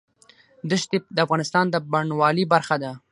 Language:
Pashto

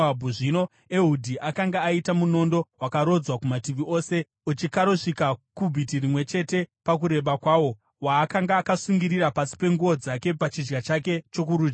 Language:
Shona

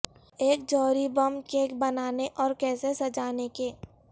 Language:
Urdu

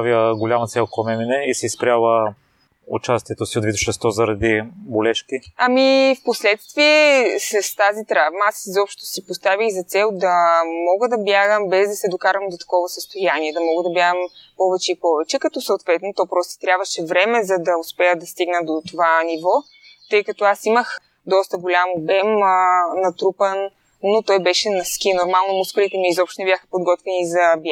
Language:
Bulgarian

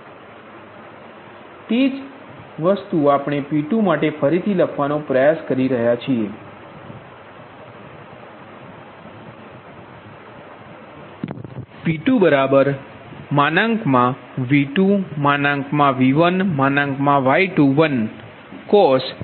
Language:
Gujarati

